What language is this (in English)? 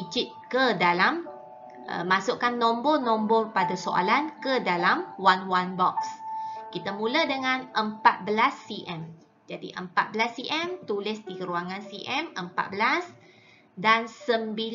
Malay